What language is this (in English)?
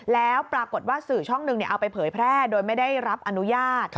Thai